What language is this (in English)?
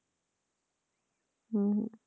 Punjabi